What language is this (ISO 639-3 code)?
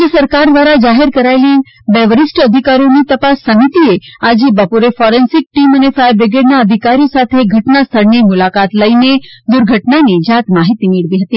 guj